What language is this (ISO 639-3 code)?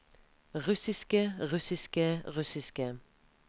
nor